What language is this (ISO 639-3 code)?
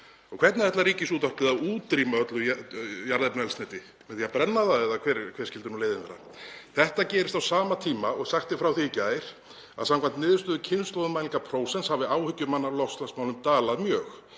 isl